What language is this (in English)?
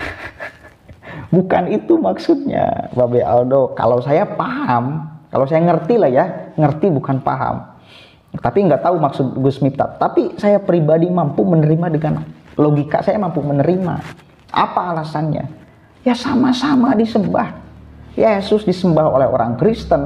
Indonesian